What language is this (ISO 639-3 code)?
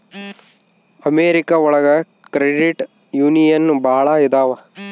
kan